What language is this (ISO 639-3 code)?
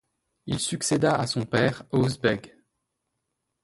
fra